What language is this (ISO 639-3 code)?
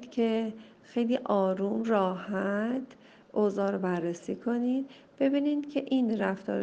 fas